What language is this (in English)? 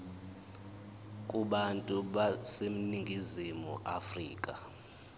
Zulu